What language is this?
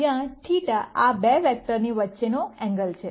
Gujarati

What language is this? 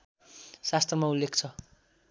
Nepali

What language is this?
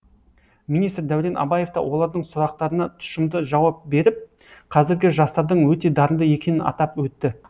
Kazakh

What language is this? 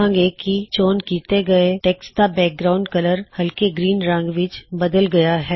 Punjabi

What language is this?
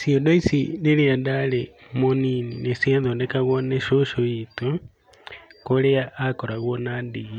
Kikuyu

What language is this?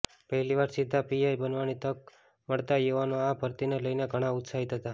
Gujarati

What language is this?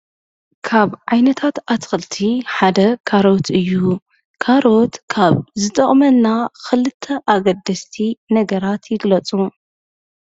Tigrinya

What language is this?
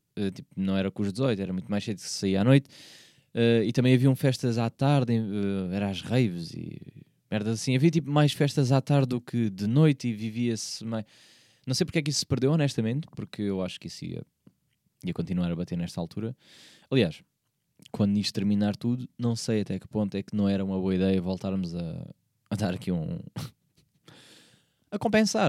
Portuguese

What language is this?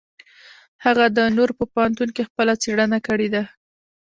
Pashto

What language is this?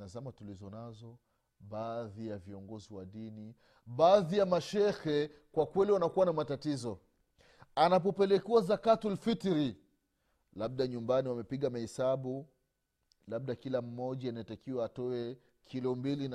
Swahili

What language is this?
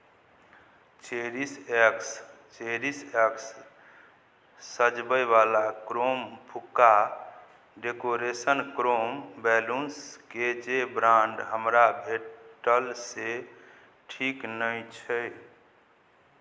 Maithili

